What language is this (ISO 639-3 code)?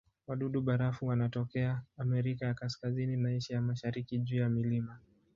swa